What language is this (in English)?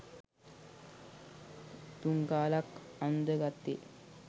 Sinhala